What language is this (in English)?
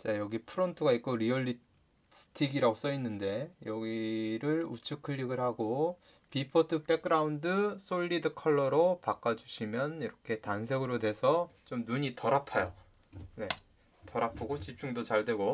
Korean